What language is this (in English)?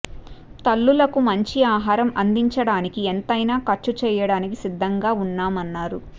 Telugu